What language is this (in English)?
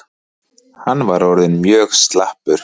Icelandic